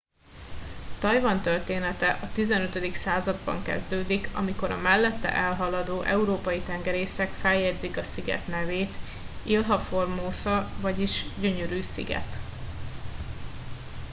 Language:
Hungarian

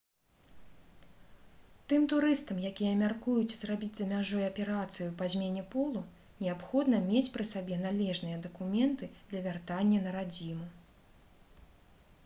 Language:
Belarusian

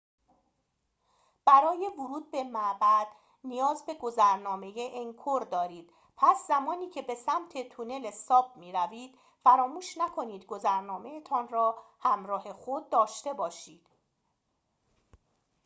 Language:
Persian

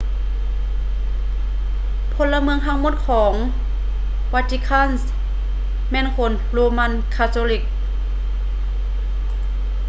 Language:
Lao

